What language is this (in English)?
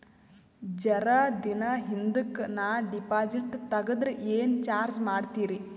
Kannada